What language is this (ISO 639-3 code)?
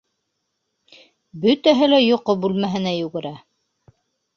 bak